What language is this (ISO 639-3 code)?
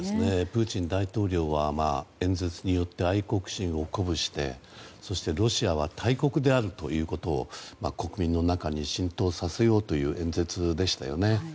jpn